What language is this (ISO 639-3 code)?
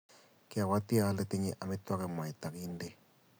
kln